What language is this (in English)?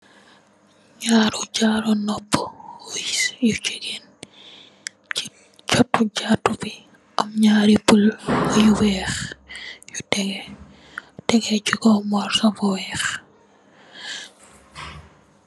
Wolof